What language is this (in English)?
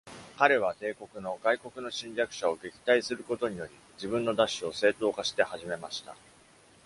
Japanese